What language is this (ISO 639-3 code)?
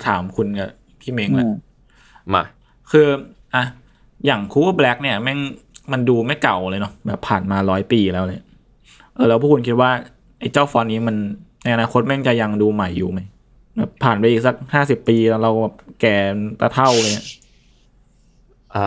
tha